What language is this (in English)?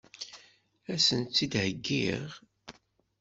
Kabyle